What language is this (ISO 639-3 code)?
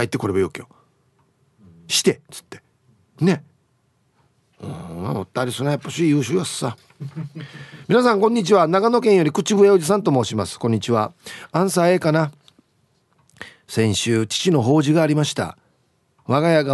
jpn